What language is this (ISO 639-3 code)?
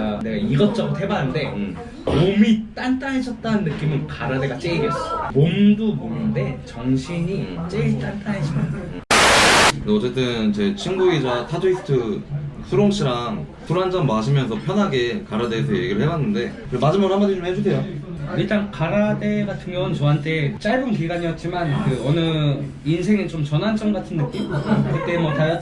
kor